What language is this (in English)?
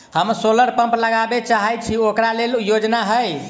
Maithili